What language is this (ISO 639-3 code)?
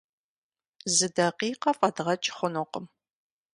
kbd